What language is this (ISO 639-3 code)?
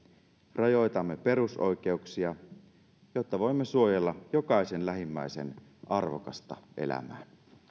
fin